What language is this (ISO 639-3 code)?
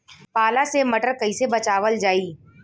bho